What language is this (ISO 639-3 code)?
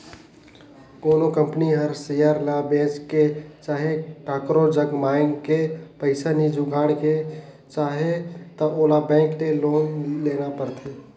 hne